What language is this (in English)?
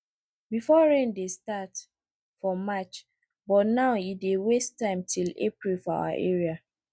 Nigerian Pidgin